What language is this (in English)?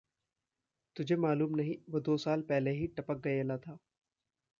Hindi